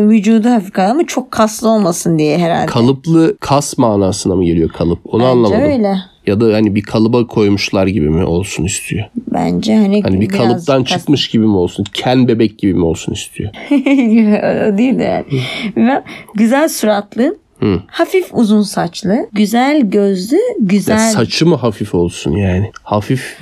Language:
Turkish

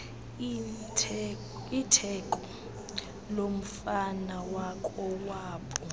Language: Xhosa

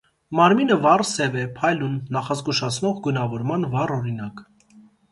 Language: Armenian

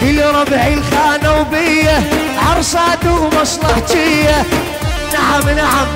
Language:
Arabic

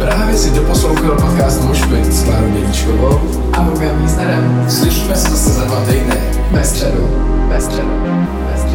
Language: Czech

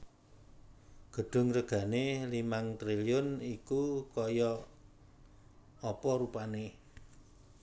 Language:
Javanese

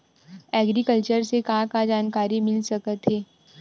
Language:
Chhattisgarhi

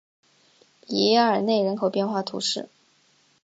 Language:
Chinese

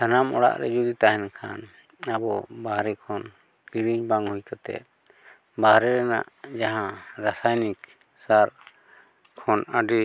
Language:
Santali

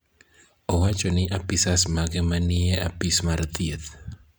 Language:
Luo (Kenya and Tanzania)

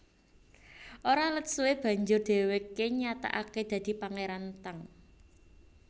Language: Javanese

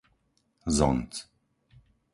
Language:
Slovak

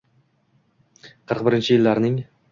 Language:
Uzbek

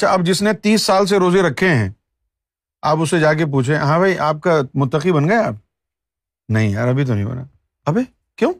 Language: Urdu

